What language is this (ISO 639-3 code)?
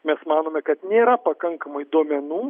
lit